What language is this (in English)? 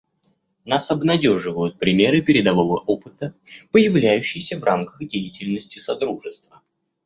Russian